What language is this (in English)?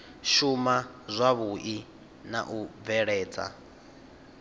Venda